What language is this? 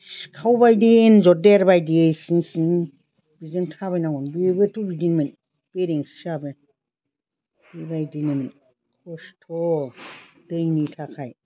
Bodo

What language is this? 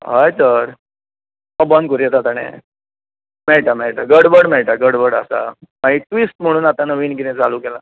Konkani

